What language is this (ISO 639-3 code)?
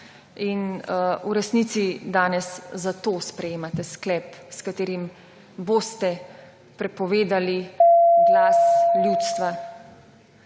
slv